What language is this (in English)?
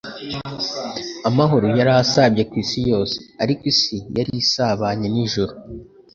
Kinyarwanda